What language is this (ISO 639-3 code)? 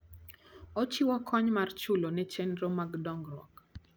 luo